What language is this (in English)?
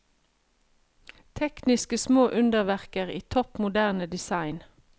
Norwegian